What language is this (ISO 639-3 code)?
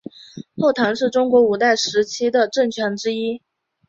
zho